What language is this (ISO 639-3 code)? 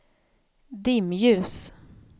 swe